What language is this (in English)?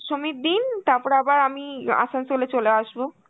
Bangla